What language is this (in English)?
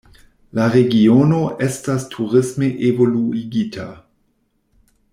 Esperanto